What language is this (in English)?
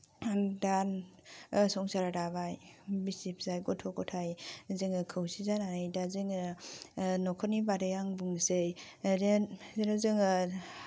Bodo